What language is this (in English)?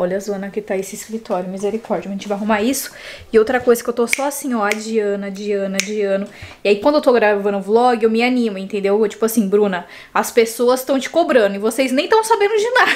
Portuguese